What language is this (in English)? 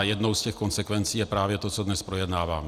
Czech